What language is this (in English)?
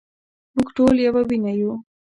Pashto